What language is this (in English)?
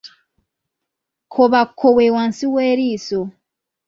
Ganda